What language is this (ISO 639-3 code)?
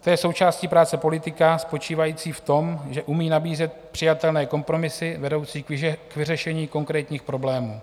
ces